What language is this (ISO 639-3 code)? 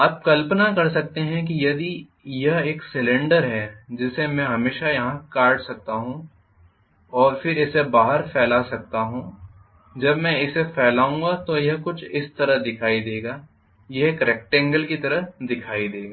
hin